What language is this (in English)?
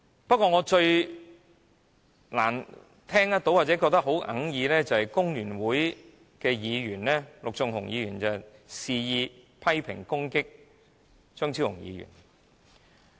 Cantonese